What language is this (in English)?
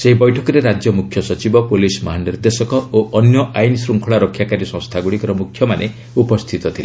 Odia